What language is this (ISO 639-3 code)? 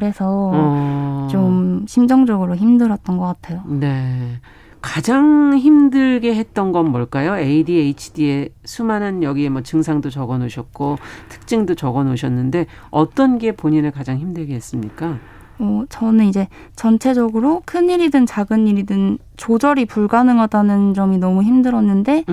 kor